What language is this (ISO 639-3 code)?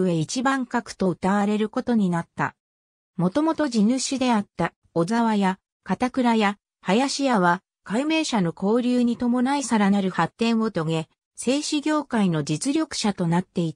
jpn